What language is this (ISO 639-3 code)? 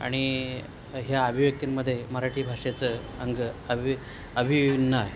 mar